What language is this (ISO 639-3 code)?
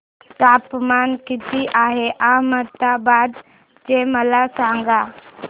mar